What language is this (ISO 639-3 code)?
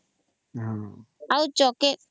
ori